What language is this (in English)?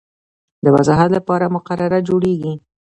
Pashto